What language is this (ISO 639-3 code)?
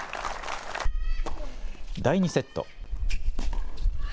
jpn